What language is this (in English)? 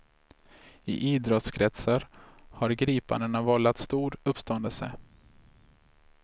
Swedish